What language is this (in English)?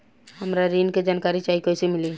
Bhojpuri